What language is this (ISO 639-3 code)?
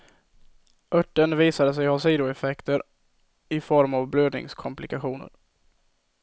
swe